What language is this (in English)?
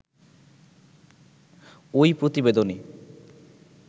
Bangla